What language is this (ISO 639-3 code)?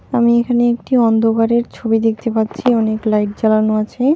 ben